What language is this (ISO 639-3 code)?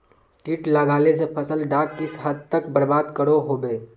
mag